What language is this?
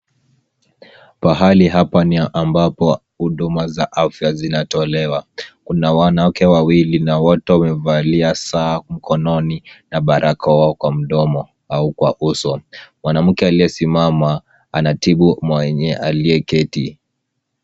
Swahili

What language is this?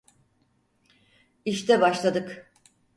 Turkish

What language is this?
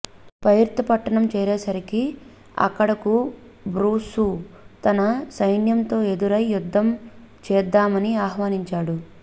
Telugu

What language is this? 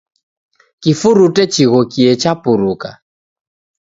Taita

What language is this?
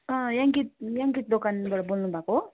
Nepali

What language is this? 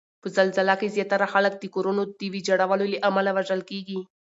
Pashto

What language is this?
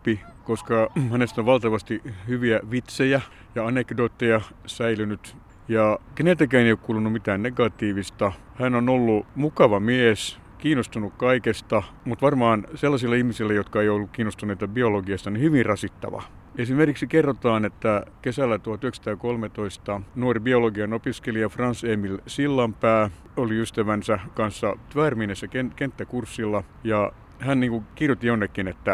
Finnish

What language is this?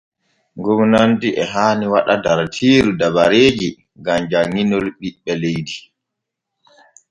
Borgu Fulfulde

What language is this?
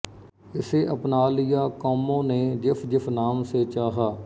Punjabi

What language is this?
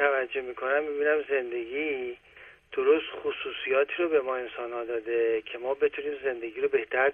Persian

